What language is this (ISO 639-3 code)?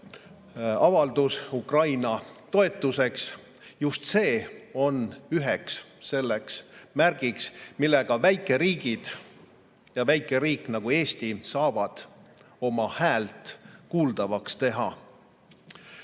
est